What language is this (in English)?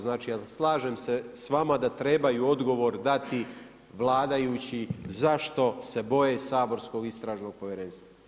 Croatian